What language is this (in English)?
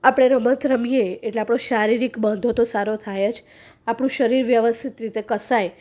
Gujarati